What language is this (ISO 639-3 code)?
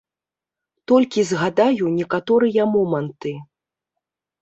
bel